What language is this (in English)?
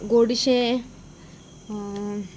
Konkani